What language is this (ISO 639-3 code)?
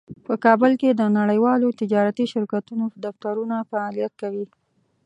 pus